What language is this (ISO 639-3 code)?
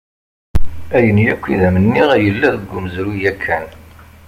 kab